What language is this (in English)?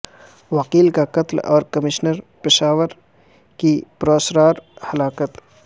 Urdu